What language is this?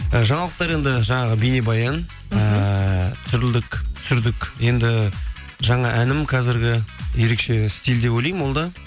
Kazakh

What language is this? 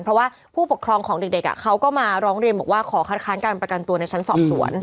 Thai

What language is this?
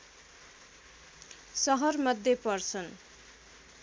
Nepali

